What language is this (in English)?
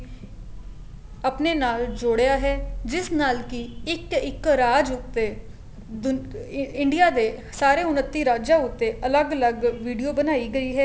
Punjabi